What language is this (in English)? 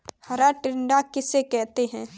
Hindi